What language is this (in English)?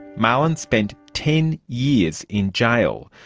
English